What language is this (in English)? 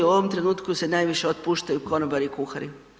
Croatian